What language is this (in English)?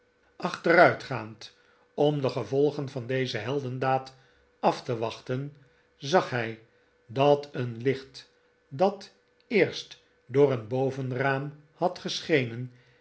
Dutch